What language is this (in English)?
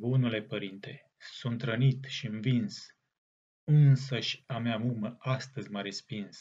Romanian